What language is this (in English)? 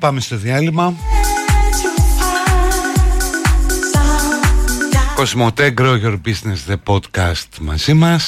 Greek